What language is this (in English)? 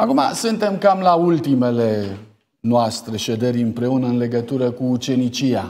Romanian